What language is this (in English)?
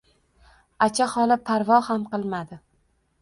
Uzbek